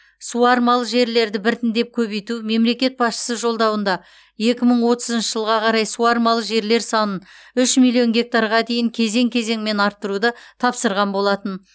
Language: Kazakh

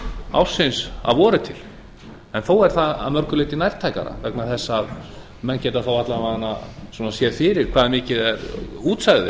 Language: Icelandic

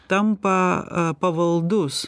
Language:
Lithuanian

